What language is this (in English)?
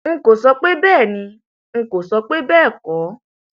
Yoruba